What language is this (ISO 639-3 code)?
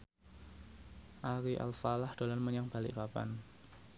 jav